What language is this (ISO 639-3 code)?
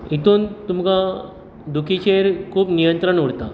kok